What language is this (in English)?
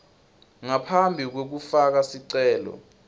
Swati